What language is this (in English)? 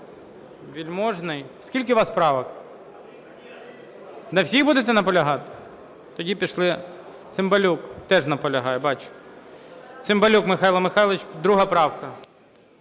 Ukrainian